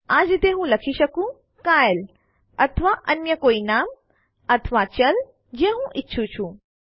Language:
Gujarati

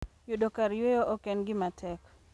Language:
Luo (Kenya and Tanzania)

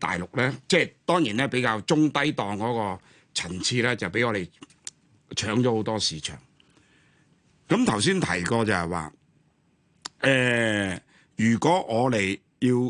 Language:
Chinese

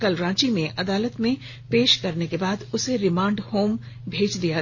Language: Hindi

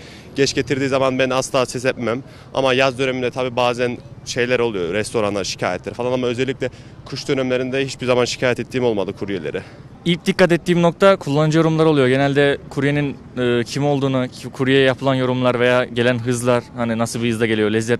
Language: Turkish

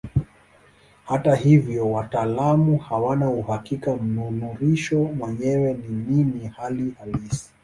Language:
Swahili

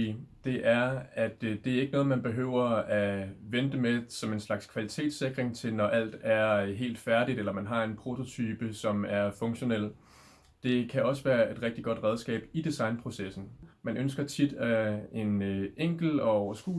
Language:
Danish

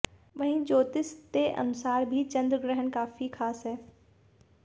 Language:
Hindi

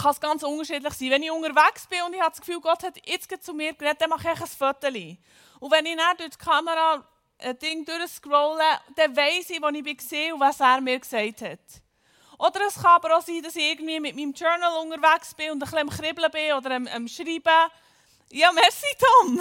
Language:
German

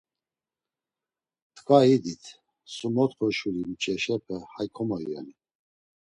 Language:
Laz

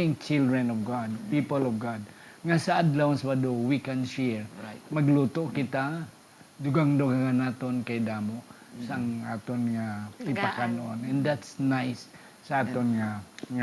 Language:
Filipino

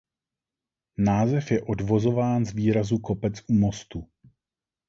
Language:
Czech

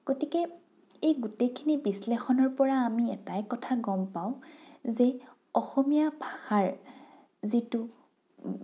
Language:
Assamese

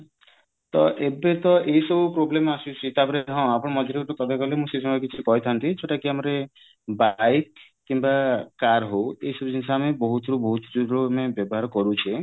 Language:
Odia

